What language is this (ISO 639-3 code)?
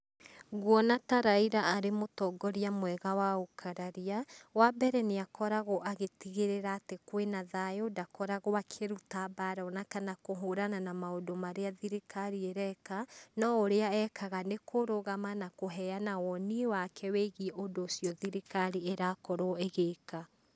kik